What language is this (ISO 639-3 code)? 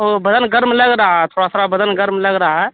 urd